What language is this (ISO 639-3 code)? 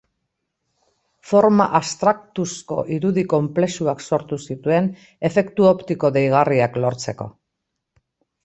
eus